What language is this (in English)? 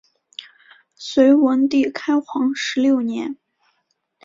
Chinese